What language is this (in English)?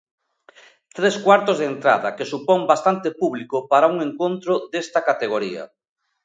Galician